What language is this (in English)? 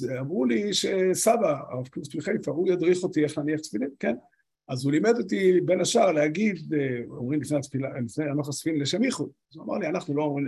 Hebrew